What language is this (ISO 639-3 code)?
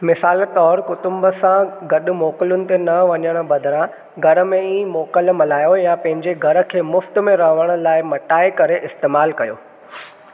snd